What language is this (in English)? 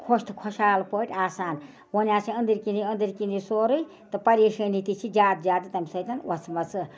Kashmiri